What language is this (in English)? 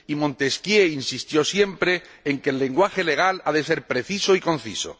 Spanish